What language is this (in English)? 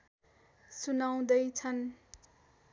Nepali